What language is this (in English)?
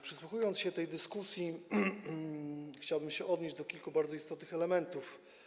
Polish